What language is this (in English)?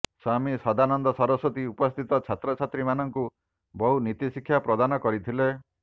Odia